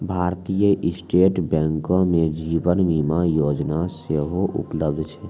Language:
Maithili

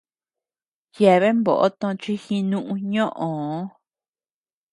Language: Tepeuxila Cuicatec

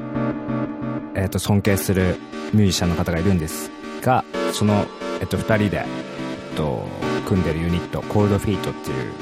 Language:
Japanese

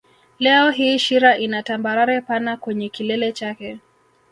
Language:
Swahili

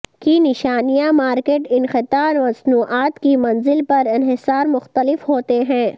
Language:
Urdu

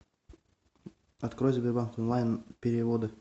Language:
Russian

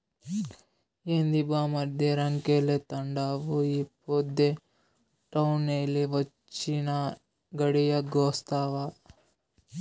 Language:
Telugu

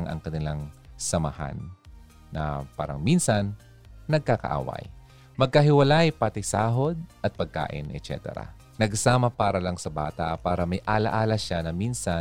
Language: Filipino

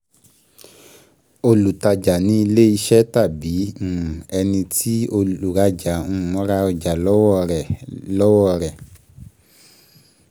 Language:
Yoruba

